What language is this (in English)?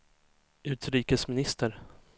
Swedish